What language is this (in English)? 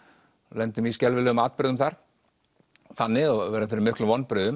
Icelandic